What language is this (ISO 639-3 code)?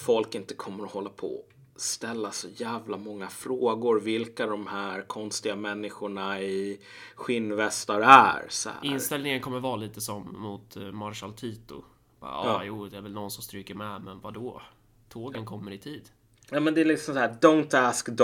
swe